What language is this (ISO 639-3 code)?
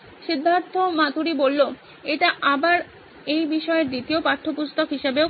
ben